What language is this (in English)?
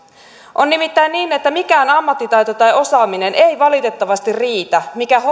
Finnish